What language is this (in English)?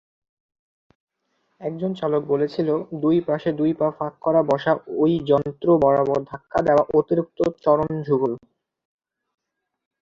Bangla